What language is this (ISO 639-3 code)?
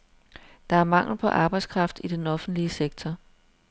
dan